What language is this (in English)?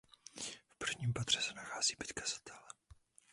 Czech